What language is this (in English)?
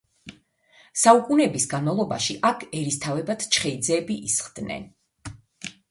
Georgian